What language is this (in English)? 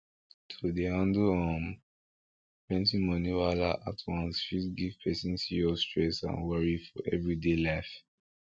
Nigerian Pidgin